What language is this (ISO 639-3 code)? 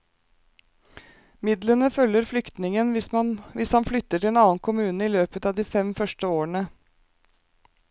nor